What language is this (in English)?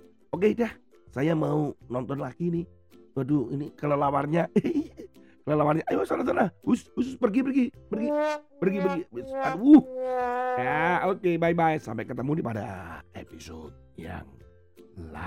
Indonesian